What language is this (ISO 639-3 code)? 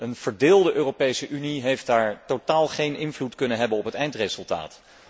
nld